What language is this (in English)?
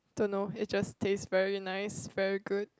English